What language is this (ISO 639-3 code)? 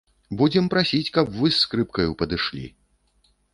bel